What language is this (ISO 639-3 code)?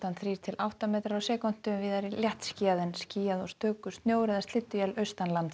isl